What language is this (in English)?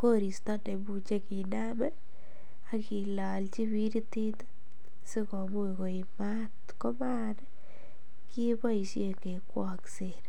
Kalenjin